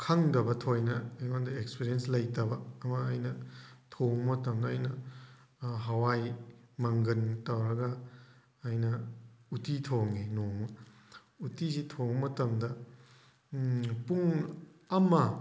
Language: Manipuri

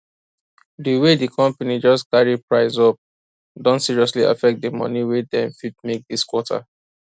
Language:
Nigerian Pidgin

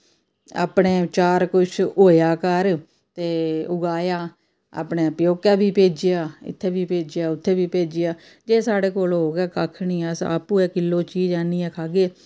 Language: Dogri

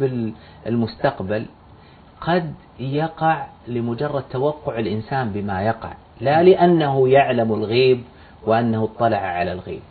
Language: Arabic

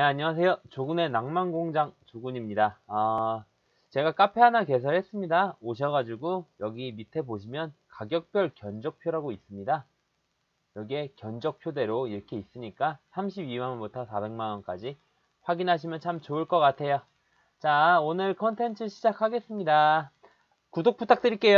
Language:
Korean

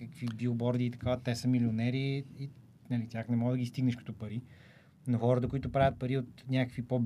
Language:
Bulgarian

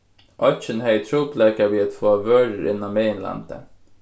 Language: Faroese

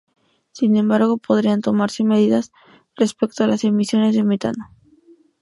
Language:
Spanish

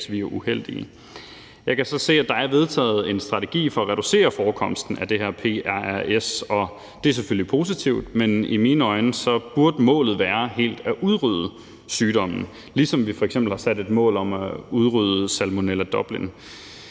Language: Danish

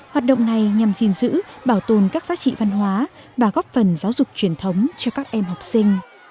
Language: Vietnamese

